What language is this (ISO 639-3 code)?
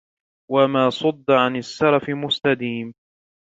ara